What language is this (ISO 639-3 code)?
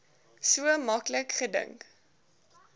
afr